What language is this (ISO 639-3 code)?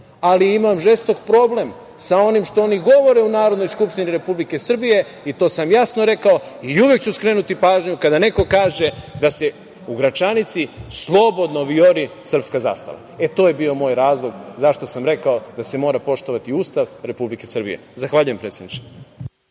srp